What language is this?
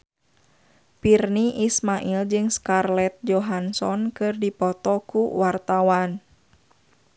Sundanese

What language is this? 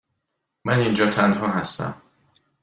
Persian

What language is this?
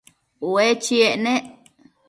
Matsés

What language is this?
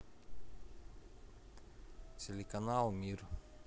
Russian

